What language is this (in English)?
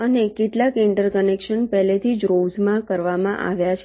Gujarati